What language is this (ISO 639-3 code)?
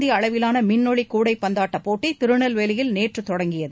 tam